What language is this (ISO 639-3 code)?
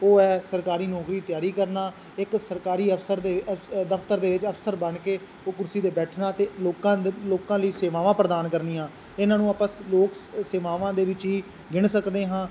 pan